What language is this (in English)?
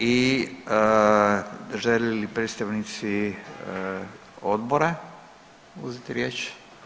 Croatian